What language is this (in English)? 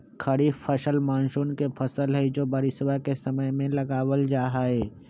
Magahi